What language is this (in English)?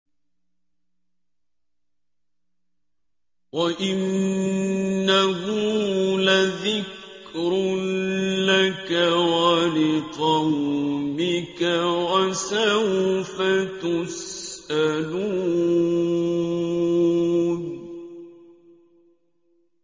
Arabic